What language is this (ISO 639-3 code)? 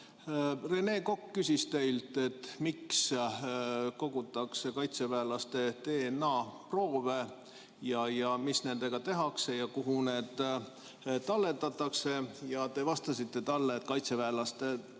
est